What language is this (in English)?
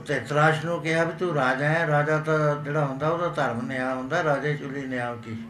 Punjabi